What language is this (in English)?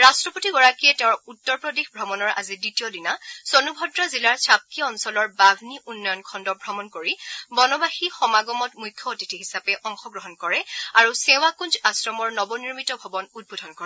Assamese